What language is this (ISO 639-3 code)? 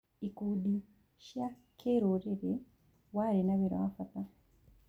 kik